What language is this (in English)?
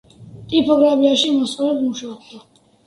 Georgian